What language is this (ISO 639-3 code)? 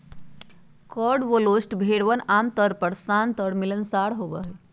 mag